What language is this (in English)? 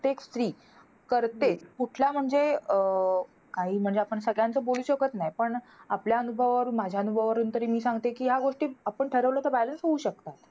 Marathi